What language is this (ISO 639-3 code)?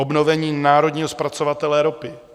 ces